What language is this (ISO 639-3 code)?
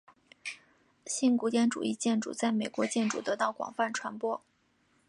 zho